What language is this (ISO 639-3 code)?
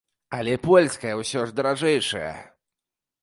bel